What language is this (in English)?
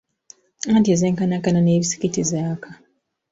Ganda